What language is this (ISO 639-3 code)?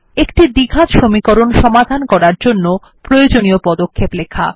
ben